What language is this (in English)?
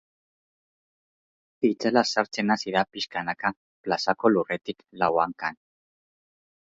Basque